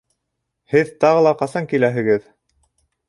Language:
Bashkir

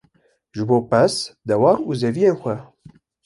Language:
Kurdish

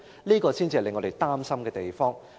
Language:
Cantonese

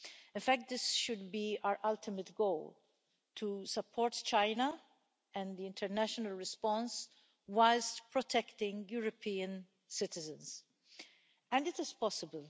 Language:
English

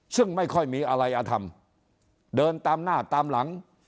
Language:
Thai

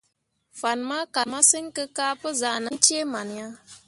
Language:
Mundang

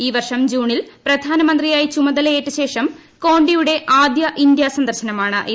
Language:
Malayalam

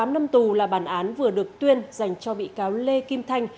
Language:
Vietnamese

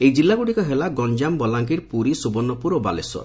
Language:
Odia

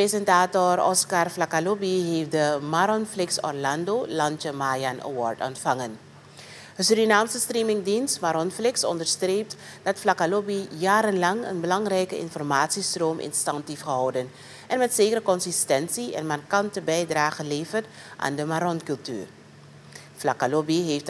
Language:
Dutch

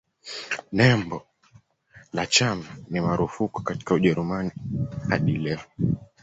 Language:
Swahili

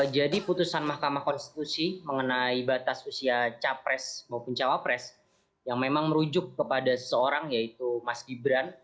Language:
Indonesian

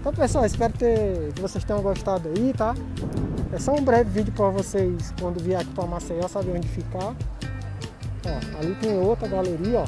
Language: Portuguese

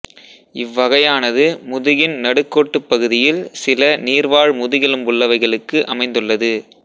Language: Tamil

